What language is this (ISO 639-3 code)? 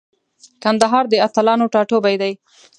pus